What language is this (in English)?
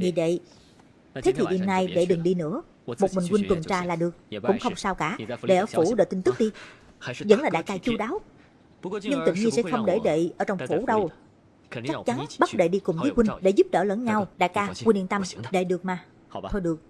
Vietnamese